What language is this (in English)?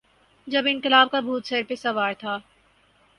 Urdu